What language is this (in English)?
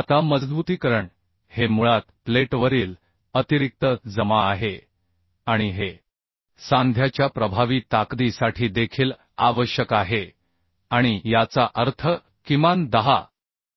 Marathi